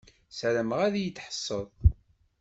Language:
Kabyle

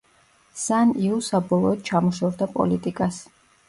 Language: Georgian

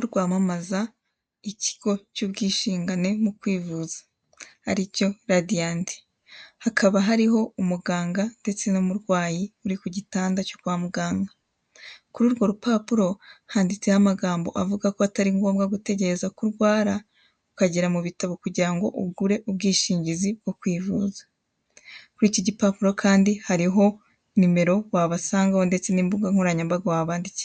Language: Kinyarwanda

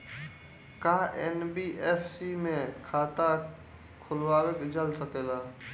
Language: Bhojpuri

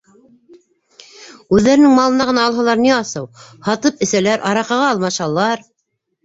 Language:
Bashkir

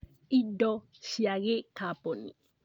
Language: Kikuyu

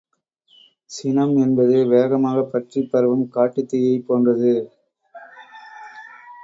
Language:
Tamil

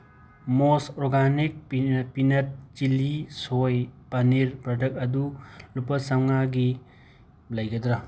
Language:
Manipuri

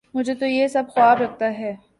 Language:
Urdu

